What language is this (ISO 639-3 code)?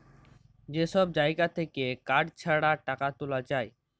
ben